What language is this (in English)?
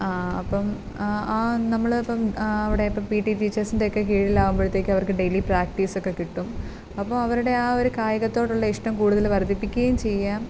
Malayalam